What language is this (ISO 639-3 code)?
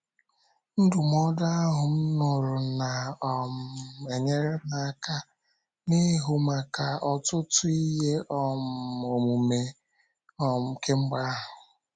ibo